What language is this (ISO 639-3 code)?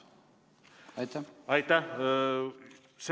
est